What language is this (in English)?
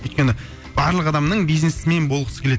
Kazakh